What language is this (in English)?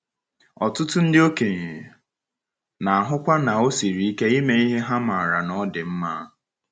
Igbo